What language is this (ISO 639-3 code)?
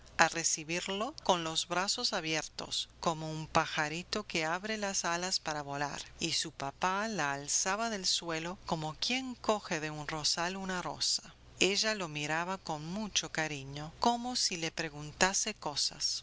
spa